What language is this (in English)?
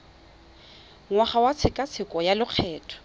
Tswana